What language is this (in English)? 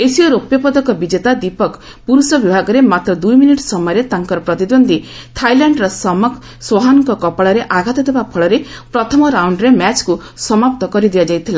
Odia